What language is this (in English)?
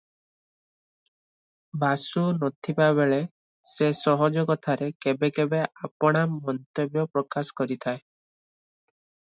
Odia